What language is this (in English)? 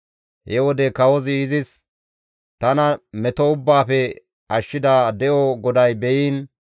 Gamo